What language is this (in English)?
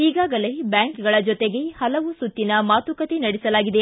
Kannada